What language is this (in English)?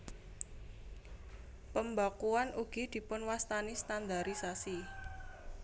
Javanese